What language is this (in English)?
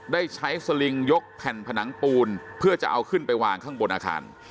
Thai